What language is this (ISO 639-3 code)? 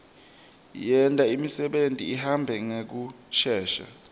ssw